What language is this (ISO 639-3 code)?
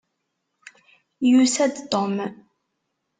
kab